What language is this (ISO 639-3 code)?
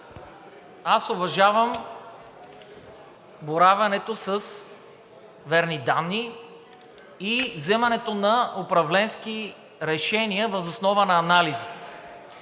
bul